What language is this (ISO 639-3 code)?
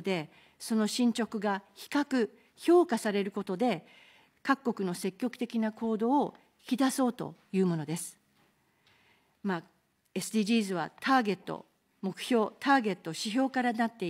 jpn